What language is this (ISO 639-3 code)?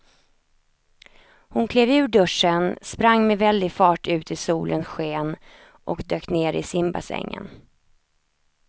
swe